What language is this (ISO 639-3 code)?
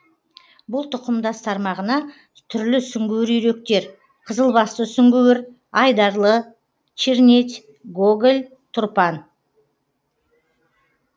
kaz